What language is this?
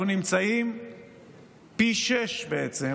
Hebrew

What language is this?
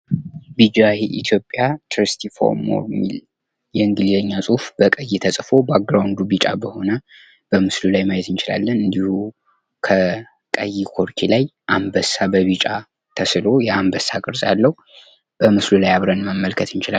Amharic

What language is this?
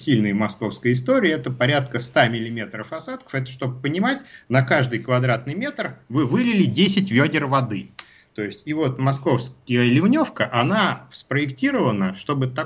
Russian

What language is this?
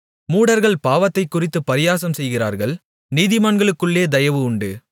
Tamil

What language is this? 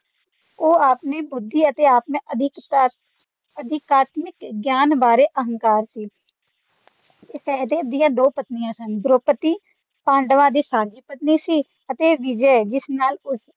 Punjabi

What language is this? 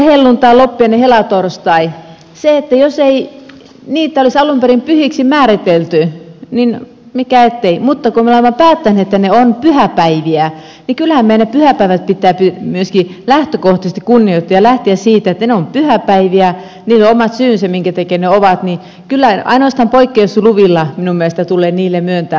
Finnish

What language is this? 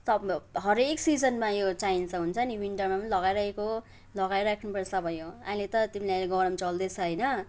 Nepali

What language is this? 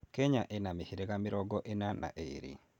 Kikuyu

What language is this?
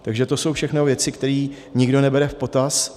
Czech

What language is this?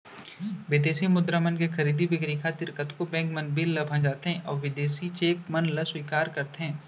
Chhattisgarhi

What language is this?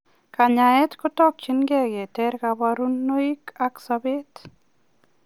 Kalenjin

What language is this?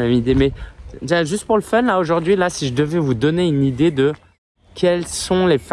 French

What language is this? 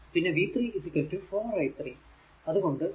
Malayalam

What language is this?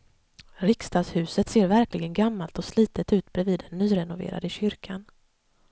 Swedish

